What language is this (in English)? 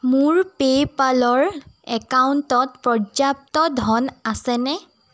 Assamese